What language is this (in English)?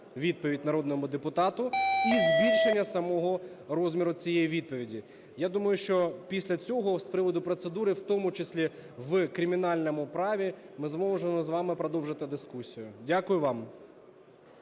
Ukrainian